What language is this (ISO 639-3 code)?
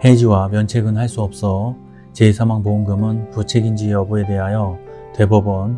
kor